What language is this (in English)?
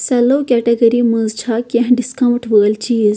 Kashmiri